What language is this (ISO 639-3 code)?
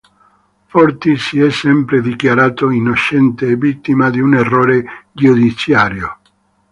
ita